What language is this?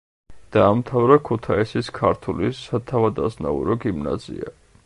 Georgian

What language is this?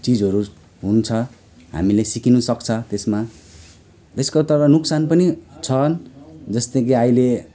Nepali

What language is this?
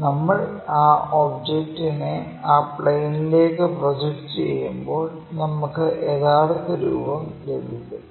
Malayalam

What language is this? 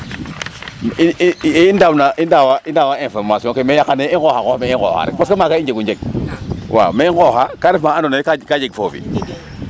Serer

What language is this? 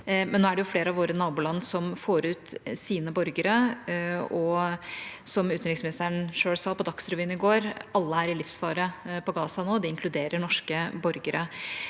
Norwegian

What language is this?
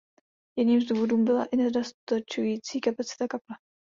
Czech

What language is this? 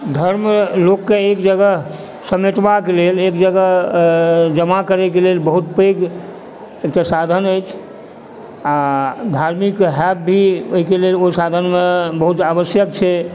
Maithili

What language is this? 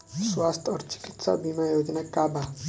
Bhojpuri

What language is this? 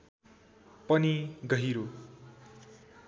Nepali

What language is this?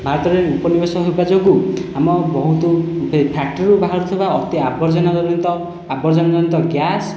Odia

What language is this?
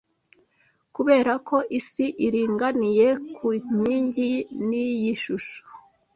Kinyarwanda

